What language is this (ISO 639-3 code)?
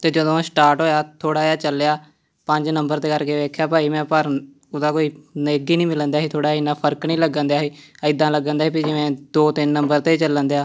pan